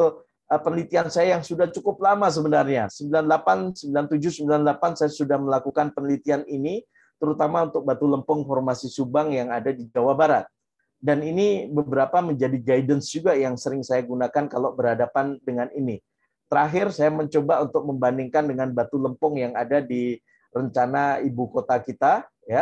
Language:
Indonesian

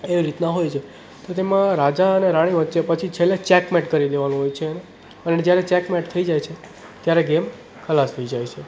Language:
Gujarati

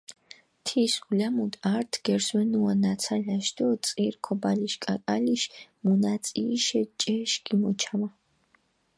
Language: Mingrelian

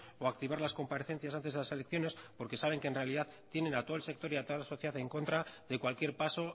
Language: Spanish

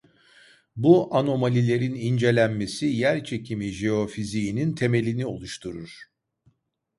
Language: Turkish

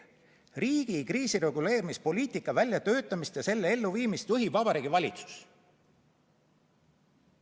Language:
Estonian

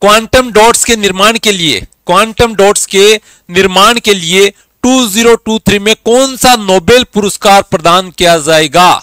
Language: Hindi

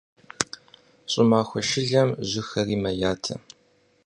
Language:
Kabardian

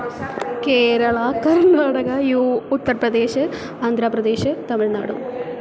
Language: Sanskrit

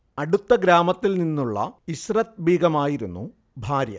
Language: Malayalam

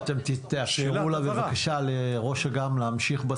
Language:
Hebrew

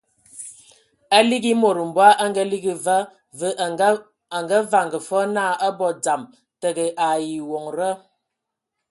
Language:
Ewondo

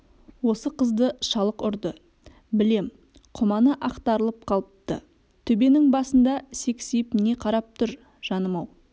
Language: Kazakh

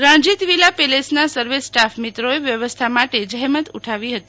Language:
Gujarati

